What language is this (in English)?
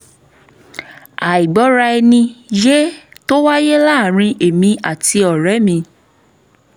Yoruba